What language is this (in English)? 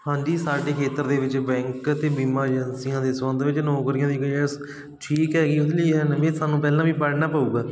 Punjabi